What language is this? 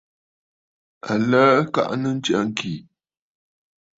Bafut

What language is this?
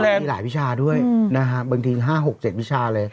Thai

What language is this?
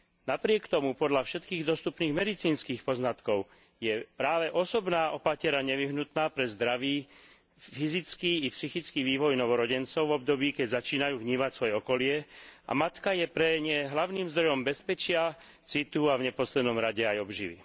Slovak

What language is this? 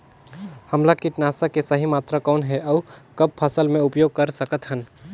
Chhattisgarhi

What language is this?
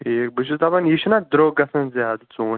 Kashmiri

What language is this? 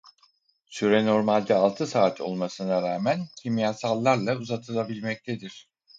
Turkish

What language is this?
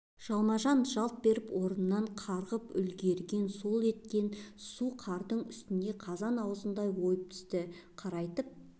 Kazakh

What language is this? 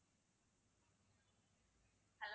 Tamil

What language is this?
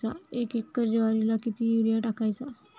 Marathi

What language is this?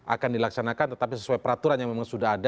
Indonesian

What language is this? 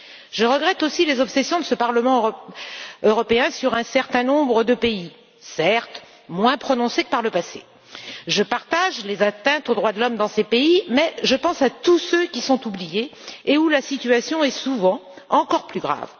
French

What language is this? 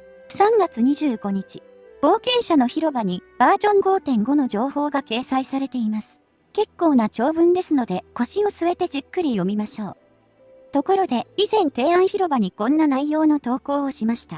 Japanese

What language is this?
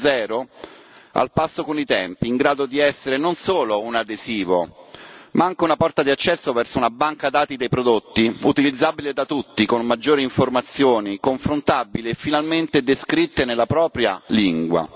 Italian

